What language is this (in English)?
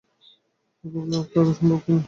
Bangla